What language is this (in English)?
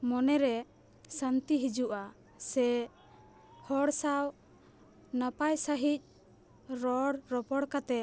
Santali